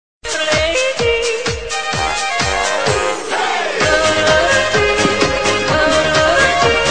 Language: Thai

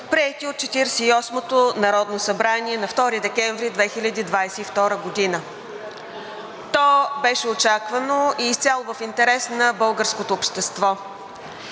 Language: Bulgarian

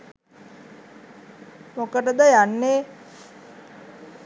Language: Sinhala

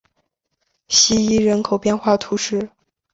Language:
Chinese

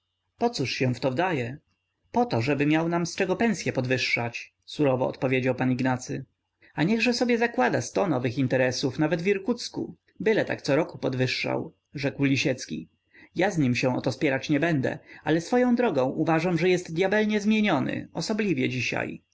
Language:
Polish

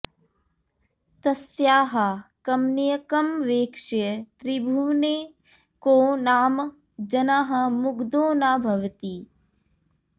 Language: Sanskrit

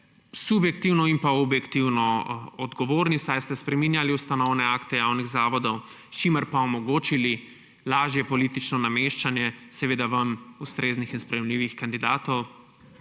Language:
Slovenian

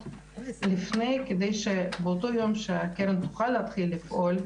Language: Hebrew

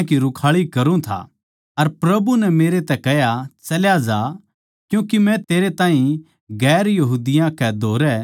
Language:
Haryanvi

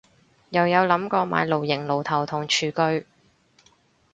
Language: Cantonese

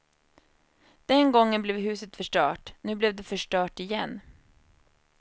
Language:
Swedish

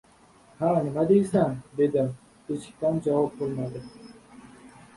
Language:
Uzbek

